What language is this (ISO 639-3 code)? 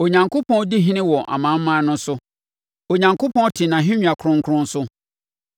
aka